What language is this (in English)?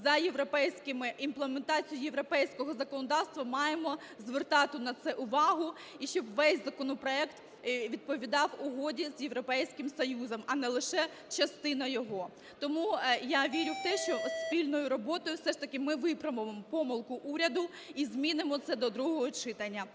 Ukrainian